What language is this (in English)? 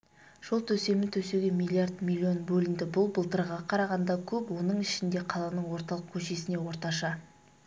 Kazakh